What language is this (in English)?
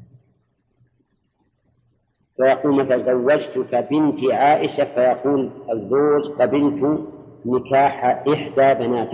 Arabic